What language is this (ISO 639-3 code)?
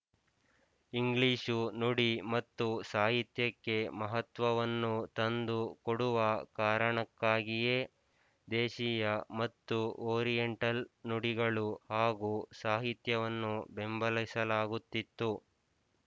kan